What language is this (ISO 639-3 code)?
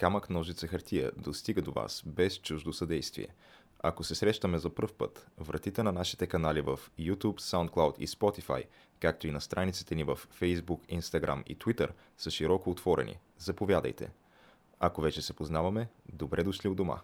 bul